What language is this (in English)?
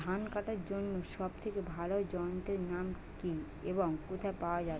Bangla